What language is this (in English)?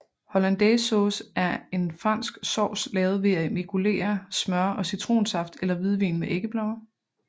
Danish